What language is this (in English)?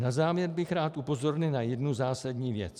Czech